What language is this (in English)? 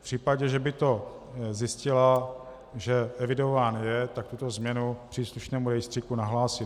Czech